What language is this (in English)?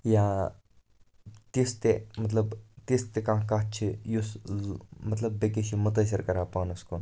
Kashmiri